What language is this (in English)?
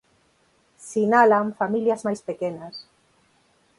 Galician